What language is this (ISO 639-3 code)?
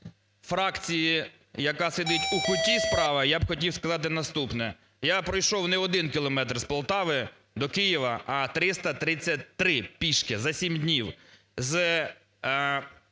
ukr